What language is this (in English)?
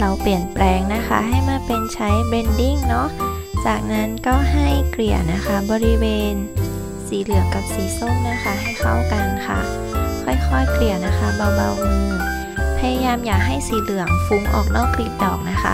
Thai